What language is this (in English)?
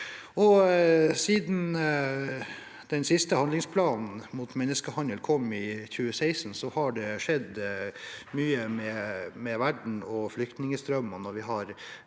Norwegian